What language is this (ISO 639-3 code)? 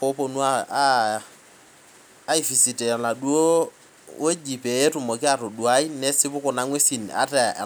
mas